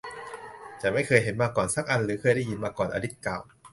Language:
Thai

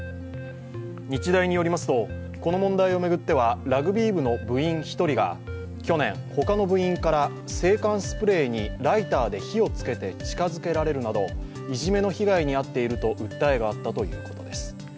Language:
Japanese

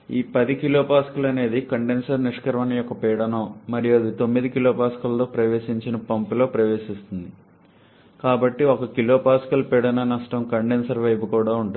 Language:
Telugu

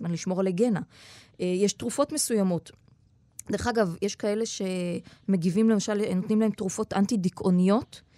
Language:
Hebrew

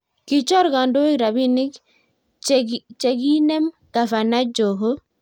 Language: Kalenjin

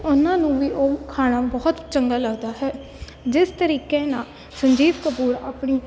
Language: Punjabi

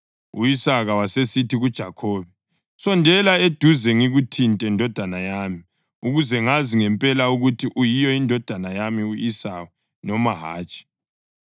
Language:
North Ndebele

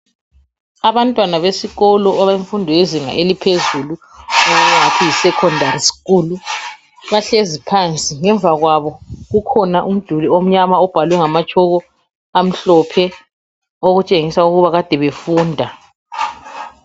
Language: North Ndebele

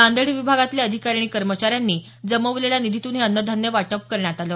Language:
Marathi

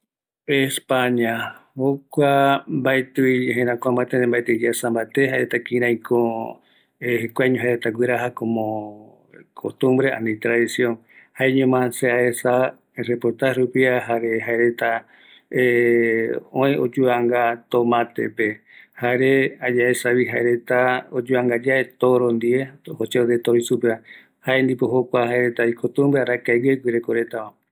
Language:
Eastern Bolivian Guaraní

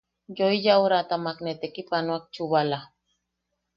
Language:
Yaqui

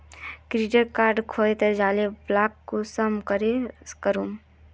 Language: Magahi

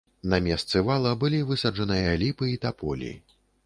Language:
Belarusian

